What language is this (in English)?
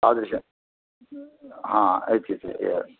Sanskrit